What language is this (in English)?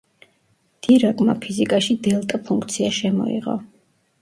Georgian